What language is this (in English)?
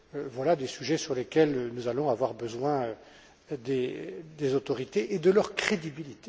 French